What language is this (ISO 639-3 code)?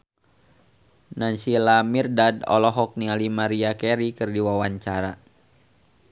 sun